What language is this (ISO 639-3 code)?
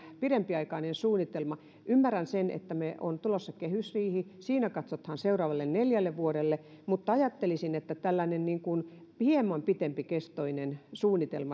fin